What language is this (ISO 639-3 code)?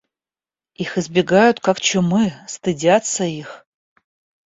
rus